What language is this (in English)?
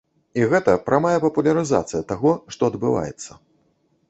Belarusian